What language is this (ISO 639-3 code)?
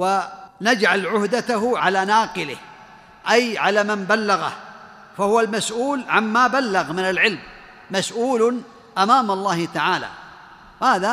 ara